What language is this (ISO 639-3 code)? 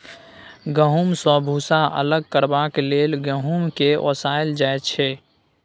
mai